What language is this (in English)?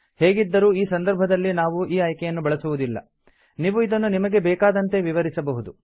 Kannada